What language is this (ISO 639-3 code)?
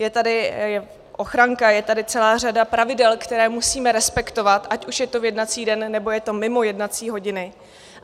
ces